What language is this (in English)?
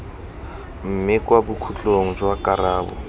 Tswana